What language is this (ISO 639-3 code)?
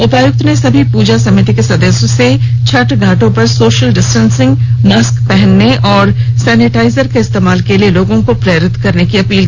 hin